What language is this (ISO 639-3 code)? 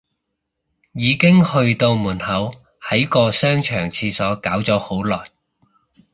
yue